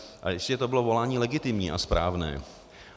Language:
Czech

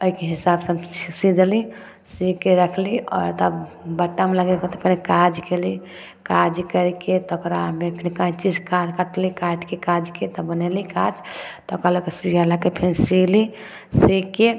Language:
Maithili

